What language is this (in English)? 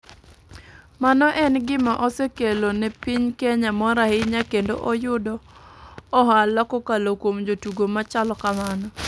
Luo (Kenya and Tanzania)